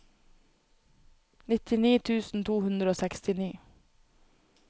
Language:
Norwegian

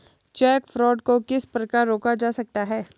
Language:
Hindi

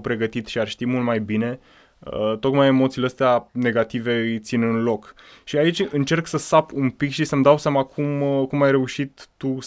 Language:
Romanian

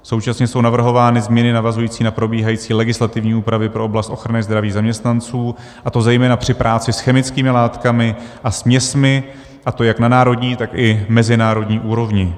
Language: Czech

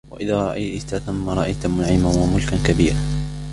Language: Arabic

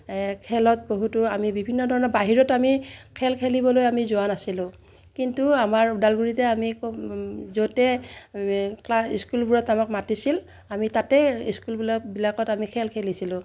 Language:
Assamese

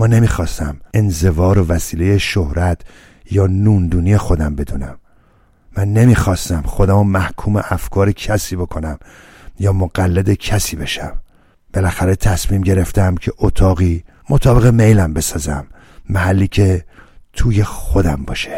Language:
Persian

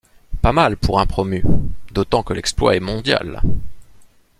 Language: French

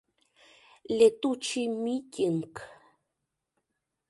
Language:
Mari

